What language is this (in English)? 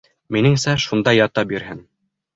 Bashkir